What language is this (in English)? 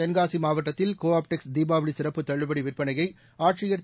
Tamil